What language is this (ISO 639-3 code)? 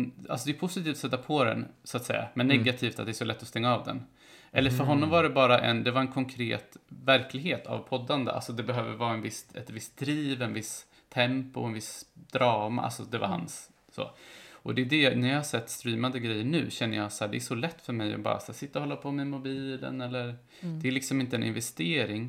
swe